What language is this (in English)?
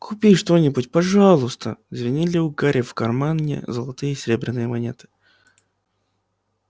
Russian